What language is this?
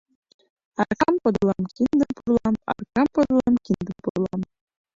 Mari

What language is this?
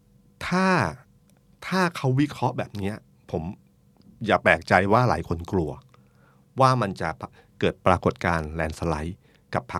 Thai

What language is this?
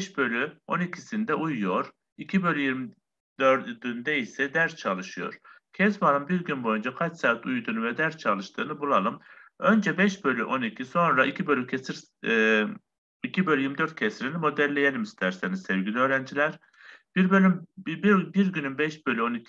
Turkish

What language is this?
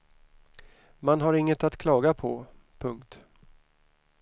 Swedish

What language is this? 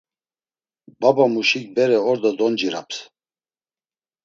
Laz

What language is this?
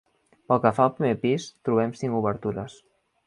Catalan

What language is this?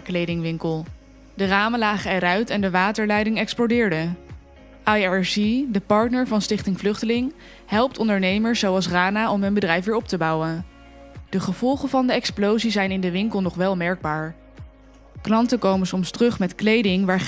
Dutch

